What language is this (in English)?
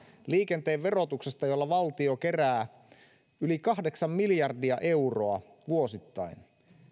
Finnish